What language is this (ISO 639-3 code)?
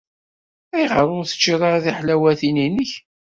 kab